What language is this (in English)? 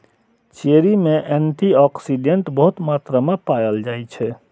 Maithili